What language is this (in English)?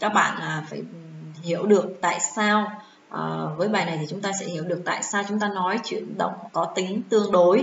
Vietnamese